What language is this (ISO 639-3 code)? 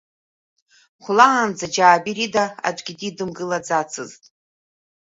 abk